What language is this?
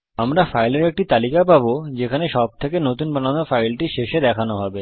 Bangla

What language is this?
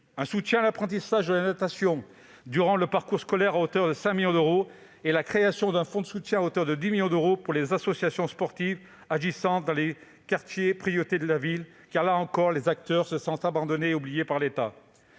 French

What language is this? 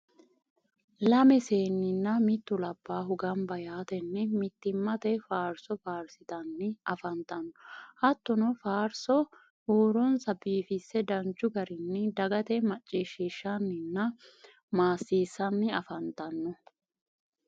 Sidamo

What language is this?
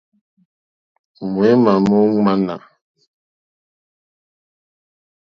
Mokpwe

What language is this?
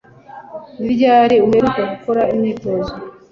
Kinyarwanda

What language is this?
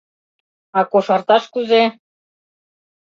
Mari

